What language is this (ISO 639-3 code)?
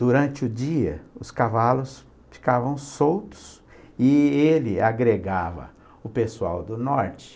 por